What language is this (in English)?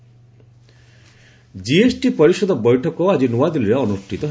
Odia